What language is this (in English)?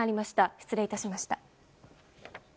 Japanese